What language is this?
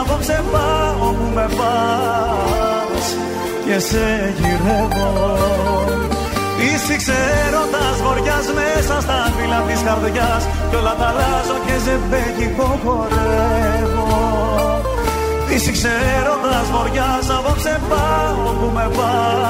Greek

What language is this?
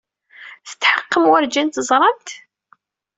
Kabyle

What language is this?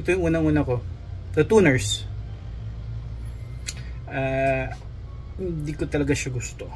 Filipino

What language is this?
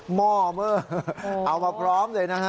Thai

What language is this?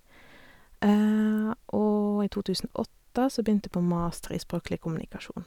Norwegian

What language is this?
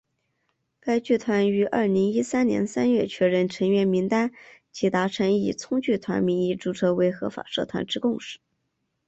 Chinese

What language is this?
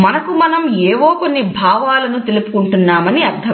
Telugu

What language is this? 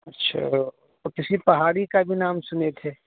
Urdu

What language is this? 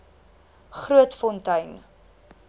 Afrikaans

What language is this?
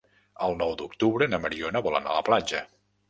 Catalan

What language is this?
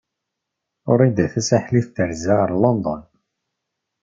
Kabyle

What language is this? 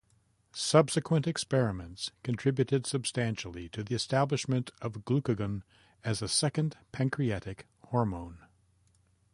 English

